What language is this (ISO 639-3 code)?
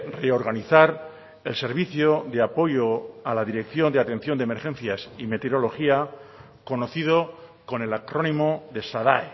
spa